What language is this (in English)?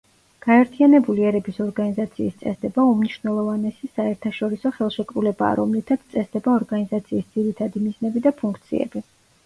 Georgian